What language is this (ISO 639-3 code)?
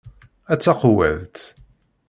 kab